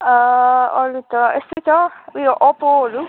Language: Nepali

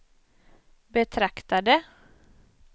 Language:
Swedish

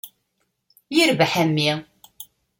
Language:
Kabyle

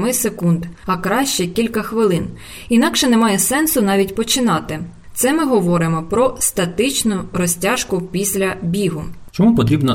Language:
Ukrainian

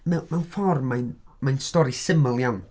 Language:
Welsh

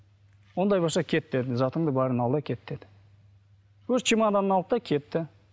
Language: Kazakh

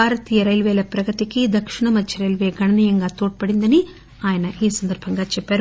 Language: Telugu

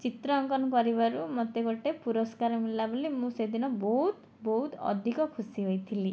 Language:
Odia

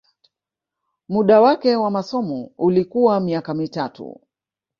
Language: Swahili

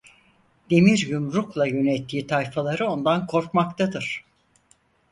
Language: Turkish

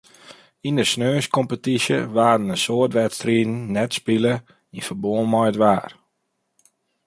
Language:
Western Frisian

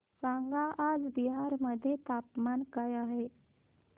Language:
Marathi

